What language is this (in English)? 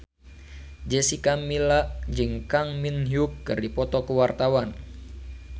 Sundanese